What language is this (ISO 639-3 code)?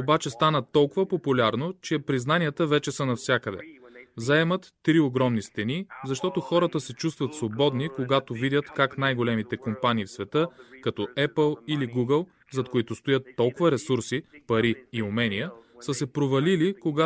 bul